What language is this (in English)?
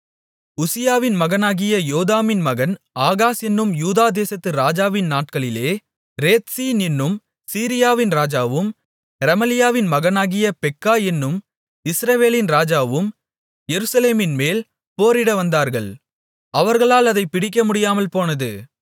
Tamil